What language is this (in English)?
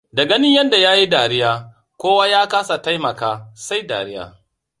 Hausa